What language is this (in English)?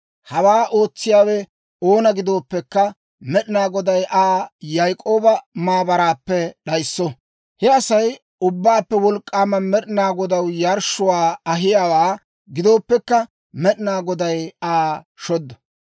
Dawro